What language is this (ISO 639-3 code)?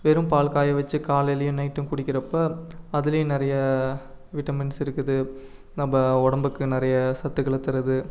tam